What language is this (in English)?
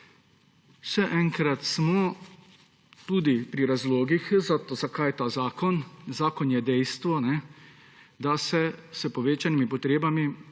Slovenian